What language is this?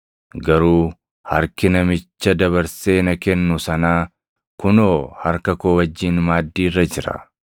Oromo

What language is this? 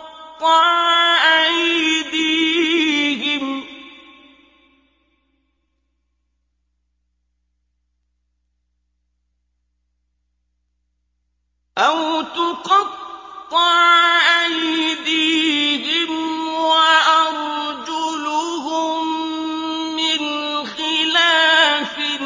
Arabic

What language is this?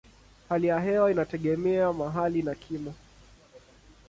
Swahili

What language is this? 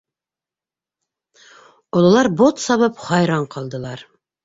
Bashkir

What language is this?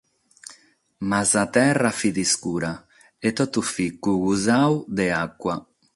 Sardinian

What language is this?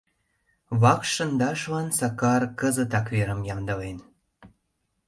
Mari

